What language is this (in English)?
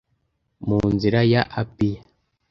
Kinyarwanda